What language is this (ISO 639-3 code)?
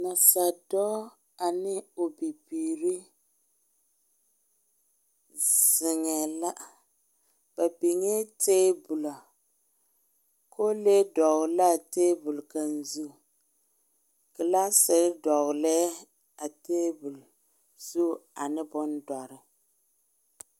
dga